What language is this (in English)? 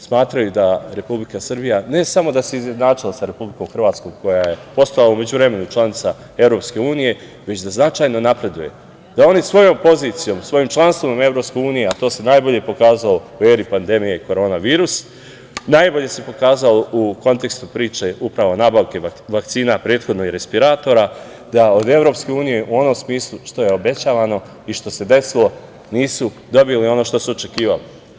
Serbian